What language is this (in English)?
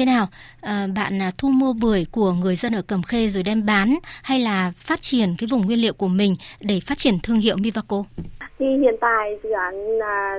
Vietnamese